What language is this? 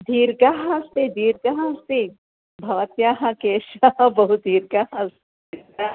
Sanskrit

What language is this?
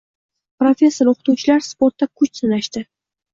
Uzbek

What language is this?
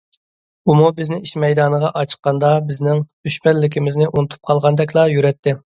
Uyghur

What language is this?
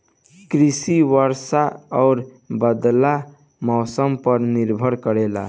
Bhojpuri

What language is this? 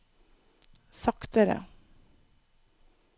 Norwegian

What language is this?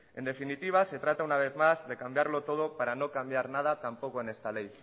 Spanish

